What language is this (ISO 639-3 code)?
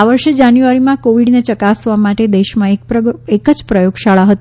guj